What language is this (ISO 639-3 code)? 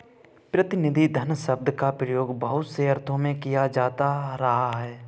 hin